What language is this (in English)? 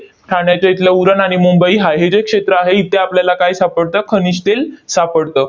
Marathi